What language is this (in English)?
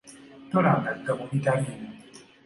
Ganda